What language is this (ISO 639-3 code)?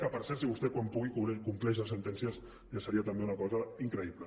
cat